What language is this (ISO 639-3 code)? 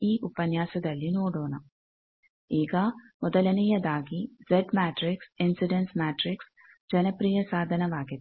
kan